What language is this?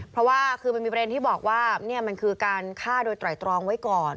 Thai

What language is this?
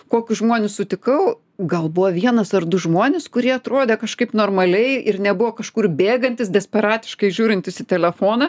Lithuanian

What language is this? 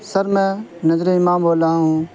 Urdu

